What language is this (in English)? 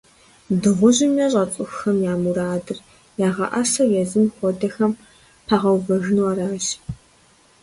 Kabardian